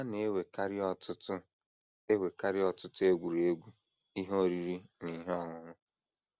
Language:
Igbo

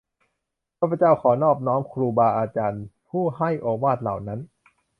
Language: Thai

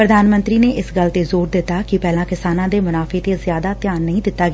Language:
Punjabi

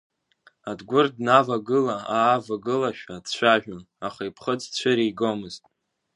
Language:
Abkhazian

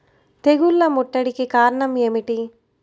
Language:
Telugu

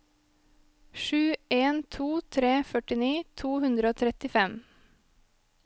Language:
Norwegian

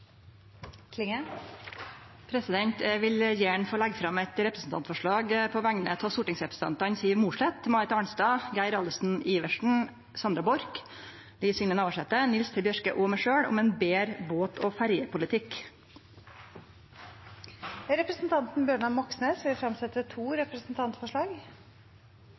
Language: Norwegian Nynorsk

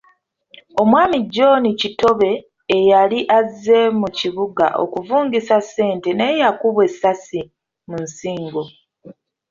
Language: Ganda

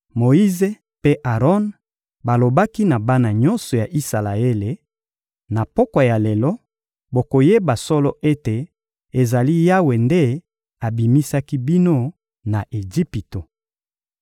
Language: Lingala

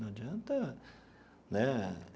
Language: Portuguese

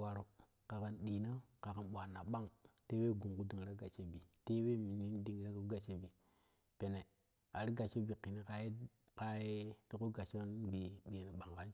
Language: Kushi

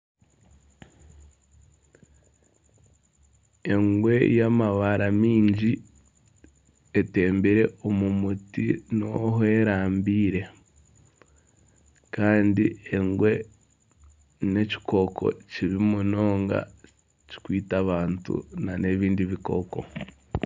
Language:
Nyankole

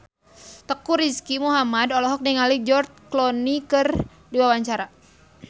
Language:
Sundanese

